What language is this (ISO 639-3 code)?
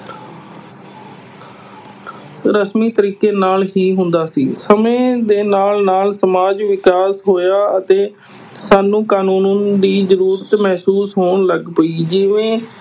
pan